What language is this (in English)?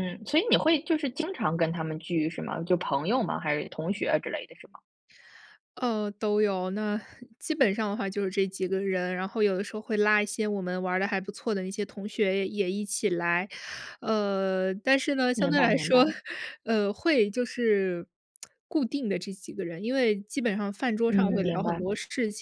Chinese